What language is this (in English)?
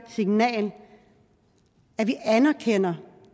Danish